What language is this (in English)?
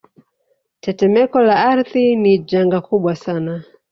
Swahili